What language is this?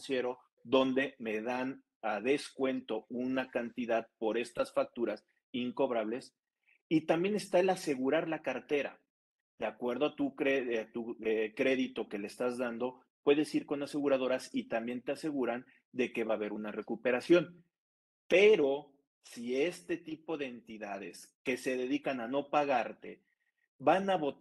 Spanish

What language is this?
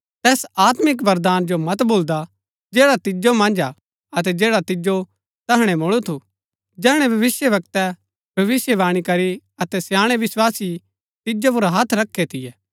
Gaddi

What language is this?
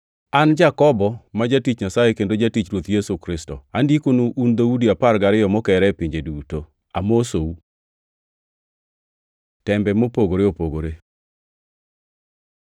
Luo (Kenya and Tanzania)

